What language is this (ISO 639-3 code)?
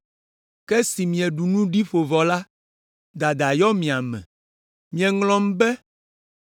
ewe